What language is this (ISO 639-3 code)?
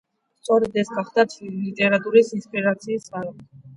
kat